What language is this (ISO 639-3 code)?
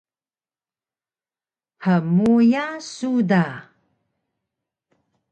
trv